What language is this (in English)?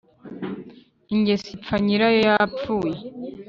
Kinyarwanda